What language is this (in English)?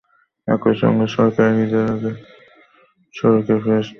Bangla